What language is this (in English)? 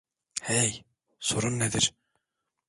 Turkish